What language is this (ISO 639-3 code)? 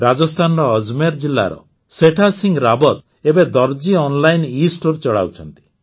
ori